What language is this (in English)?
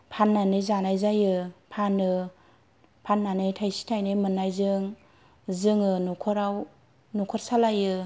Bodo